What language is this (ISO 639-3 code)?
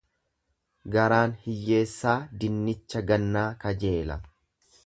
orm